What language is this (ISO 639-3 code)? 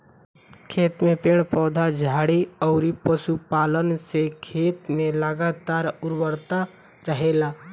bho